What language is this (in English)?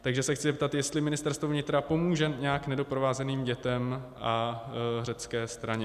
Czech